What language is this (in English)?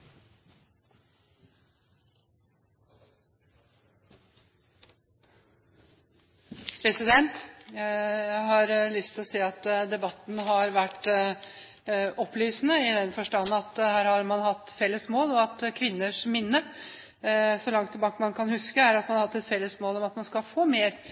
Norwegian